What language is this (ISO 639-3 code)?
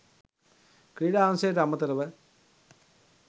sin